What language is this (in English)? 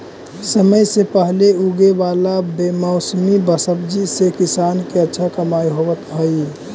Magahi